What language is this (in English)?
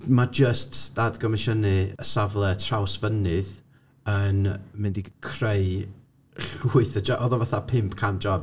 Welsh